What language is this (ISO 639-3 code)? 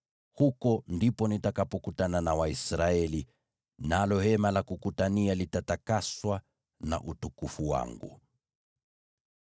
swa